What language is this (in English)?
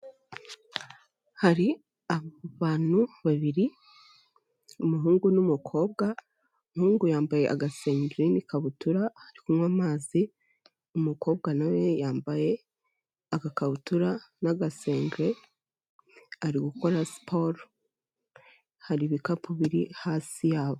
Kinyarwanda